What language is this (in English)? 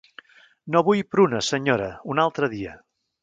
Catalan